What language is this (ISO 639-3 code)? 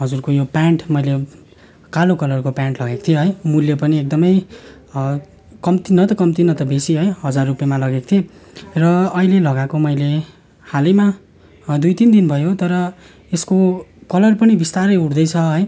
nep